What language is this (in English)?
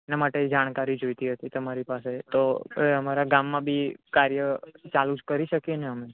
Gujarati